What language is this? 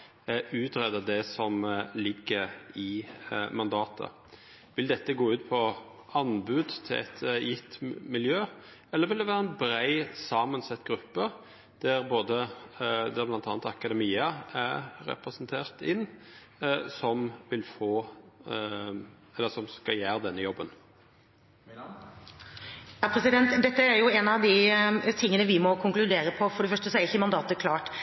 Norwegian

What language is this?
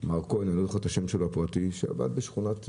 Hebrew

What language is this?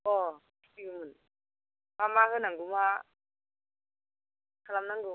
Bodo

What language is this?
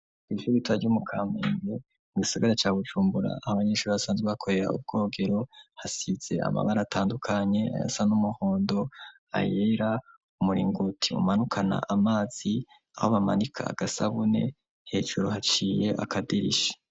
Rundi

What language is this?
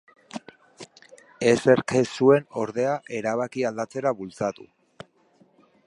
Basque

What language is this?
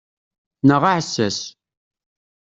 Kabyle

